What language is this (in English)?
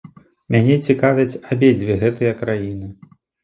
Belarusian